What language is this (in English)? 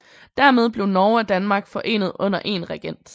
Danish